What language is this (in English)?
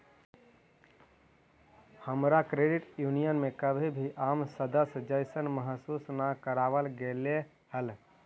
Magahi